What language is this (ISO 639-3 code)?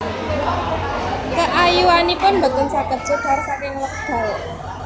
jav